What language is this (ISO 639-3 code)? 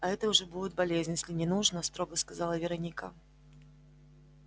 rus